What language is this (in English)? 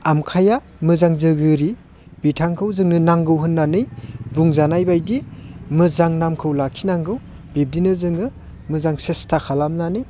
Bodo